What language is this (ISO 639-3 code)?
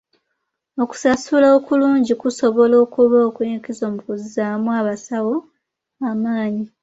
lug